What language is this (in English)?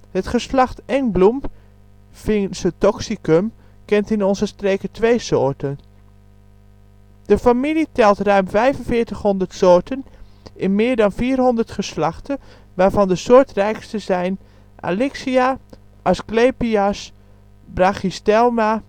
Dutch